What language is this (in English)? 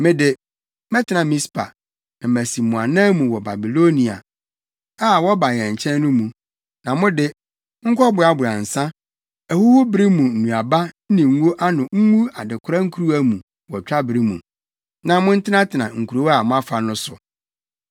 Akan